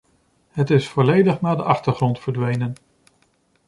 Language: Dutch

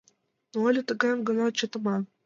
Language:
Mari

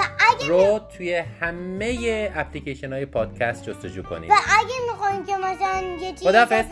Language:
Persian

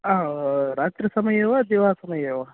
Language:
Sanskrit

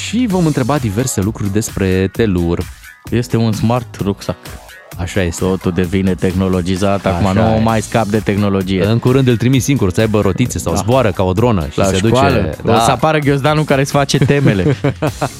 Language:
Romanian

